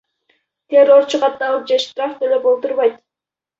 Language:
Kyrgyz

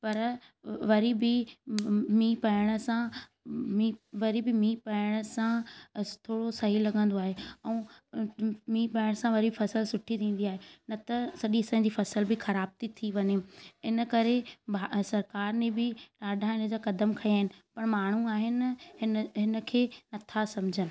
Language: Sindhi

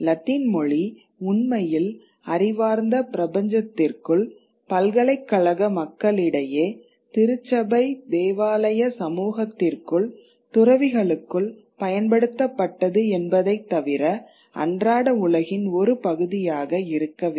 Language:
Tamil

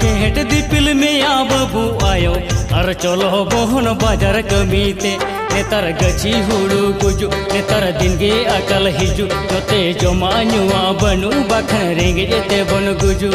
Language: Hindi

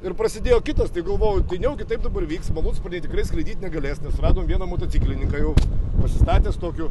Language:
Lithuanian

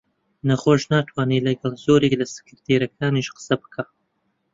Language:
Central Kurdish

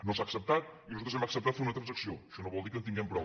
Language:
Catalan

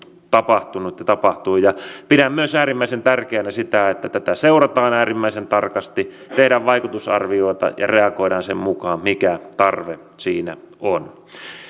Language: Finnish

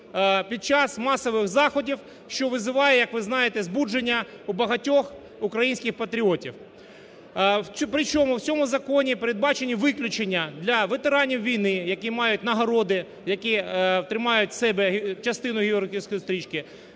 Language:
Ukrainian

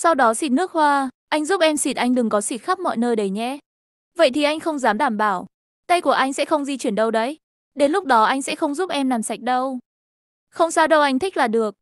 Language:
Vietnamese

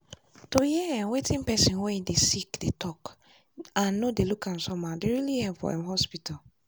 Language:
Nigerian Pidgin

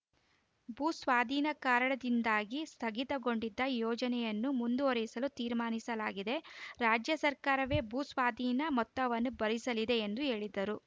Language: Kannada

